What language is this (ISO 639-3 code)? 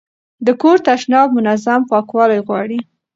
pus